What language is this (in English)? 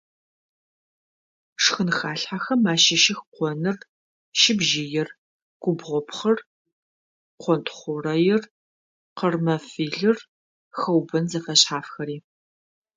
Adyghe